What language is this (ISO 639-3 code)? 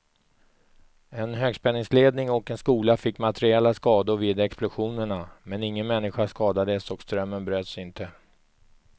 swe